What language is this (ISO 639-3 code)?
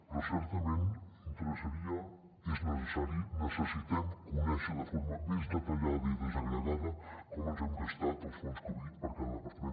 cat